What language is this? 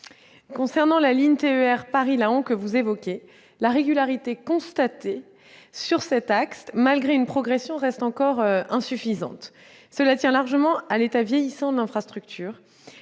French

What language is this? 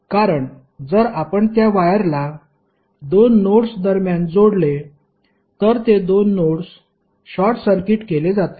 Marathi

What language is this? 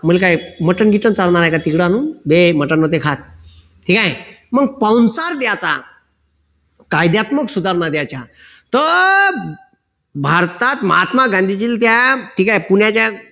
Marathi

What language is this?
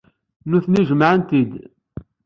Kabyle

